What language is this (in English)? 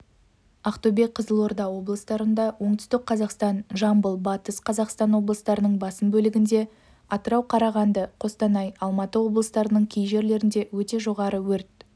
Kazakh